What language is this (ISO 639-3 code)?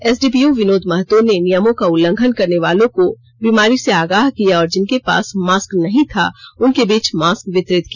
hin